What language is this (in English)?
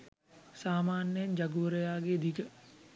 Sinhala